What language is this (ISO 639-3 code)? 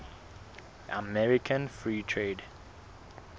sot